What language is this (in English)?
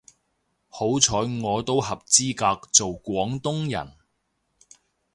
Cantonese